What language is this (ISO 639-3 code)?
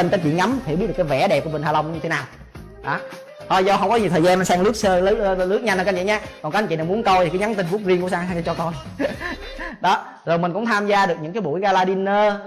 vie